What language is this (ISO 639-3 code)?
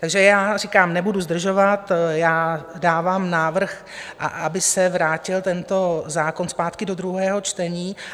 ces